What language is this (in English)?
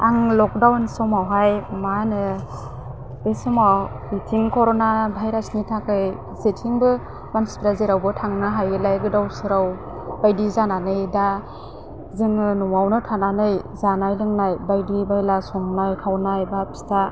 Bodo